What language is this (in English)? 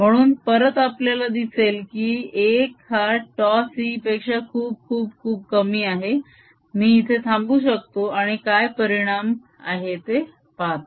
Marathi